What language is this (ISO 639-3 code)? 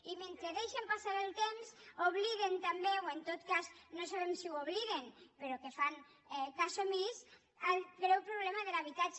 cat